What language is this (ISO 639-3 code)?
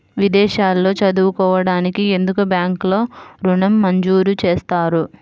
tel